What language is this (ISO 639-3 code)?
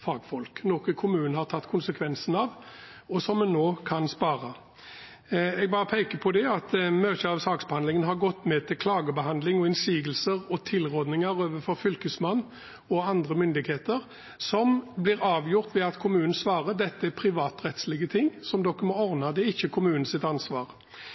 nob